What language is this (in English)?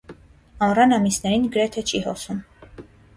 Armenian